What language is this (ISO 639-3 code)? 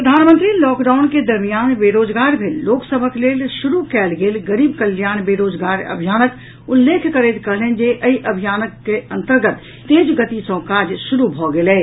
mai